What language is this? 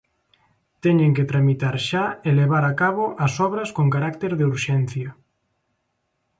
Galician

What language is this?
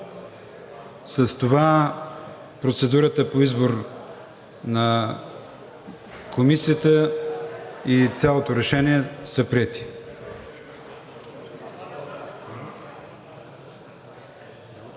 Bulgarian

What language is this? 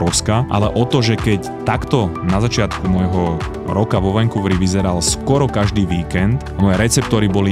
Slovak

